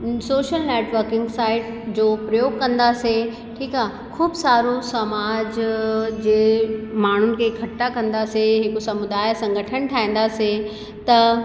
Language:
Sindhi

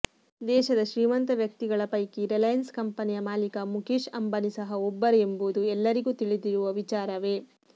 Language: Kannada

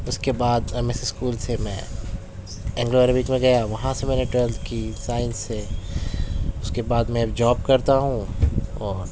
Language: Urdu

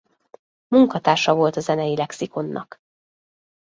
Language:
Hungarian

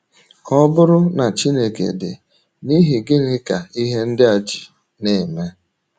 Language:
Igbo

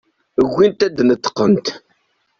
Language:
Kabyle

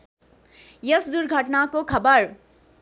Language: Nepali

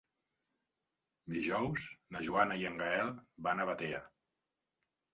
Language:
Catalan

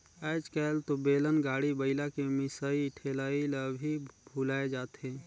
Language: Chhattisgarhi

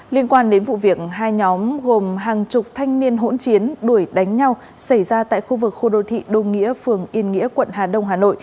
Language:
Vietnamese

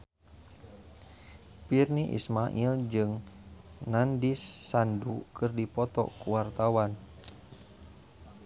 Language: Sundanese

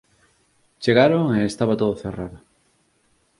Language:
Galician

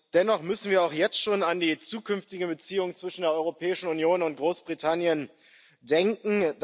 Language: German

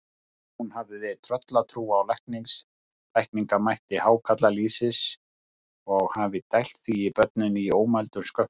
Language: Icelandic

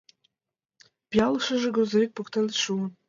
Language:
Mari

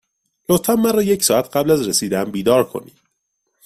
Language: Persian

